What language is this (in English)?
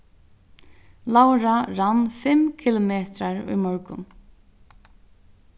Faroese